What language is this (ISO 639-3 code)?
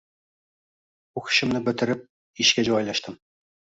uzb